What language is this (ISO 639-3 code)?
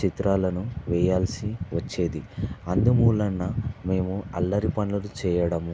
tel